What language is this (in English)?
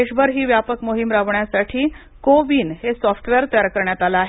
Marathi